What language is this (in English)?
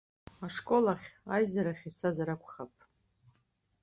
Abkhazian